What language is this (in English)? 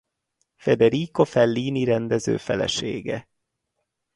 Hungarian